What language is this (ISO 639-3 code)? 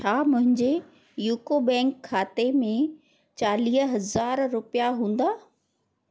snd